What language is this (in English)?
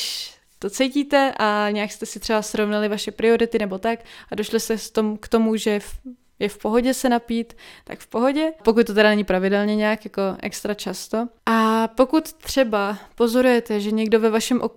Czech